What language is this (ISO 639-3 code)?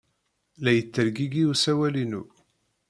kab